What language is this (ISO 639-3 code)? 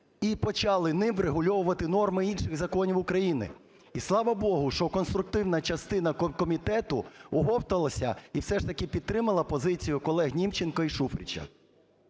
ukr